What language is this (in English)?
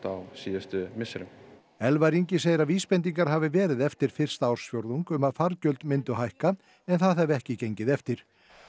Icelandic